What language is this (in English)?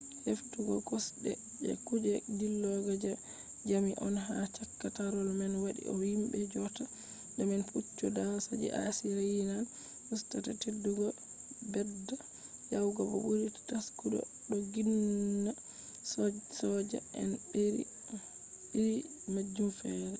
Fula